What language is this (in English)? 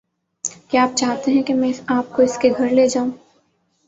Urdu